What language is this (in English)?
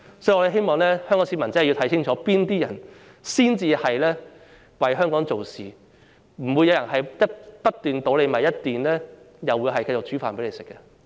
Cantonese